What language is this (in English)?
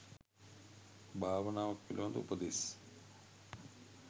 Sinhala